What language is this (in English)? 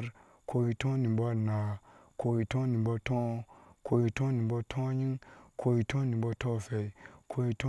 Ashe